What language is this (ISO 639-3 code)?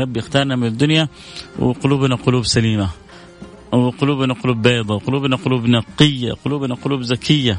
ara